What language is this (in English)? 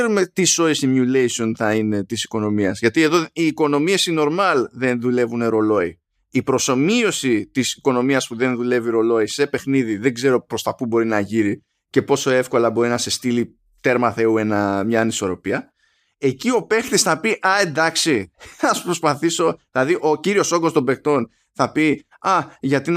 Greek